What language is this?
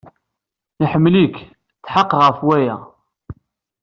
Kabyle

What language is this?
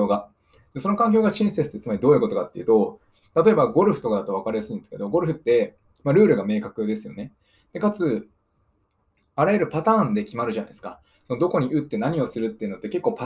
Japanese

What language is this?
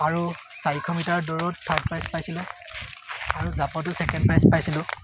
Assamese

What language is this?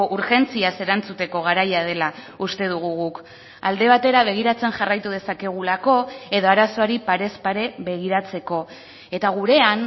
Basque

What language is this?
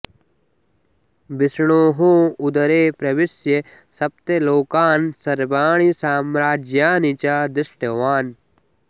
Sanskrit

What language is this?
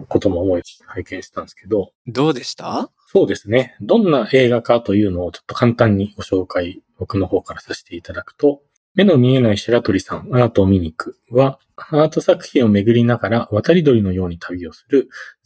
Japanese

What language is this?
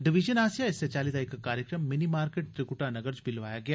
Dogri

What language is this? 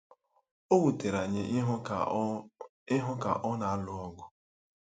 Igbo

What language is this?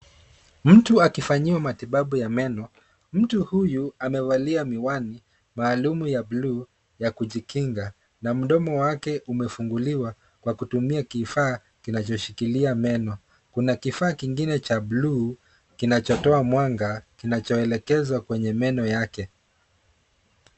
Swahili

